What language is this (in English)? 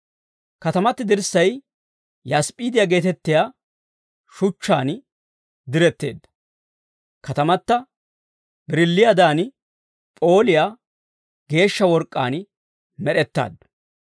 Dawro